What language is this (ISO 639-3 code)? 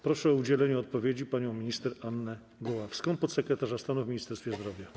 pol